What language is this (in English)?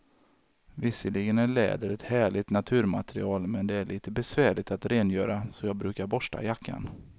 Swedish